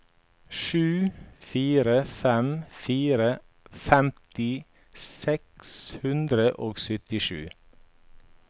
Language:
Norwegian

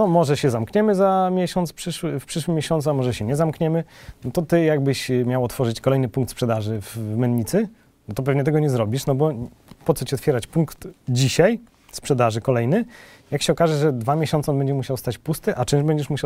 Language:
Polish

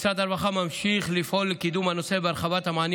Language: Hebrew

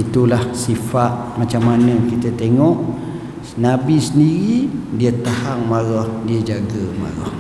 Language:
Malay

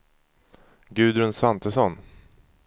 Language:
Swedish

